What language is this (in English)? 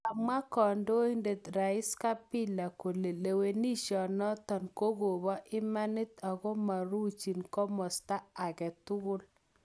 Kalenjin